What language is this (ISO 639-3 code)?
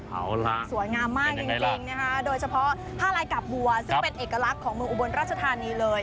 tha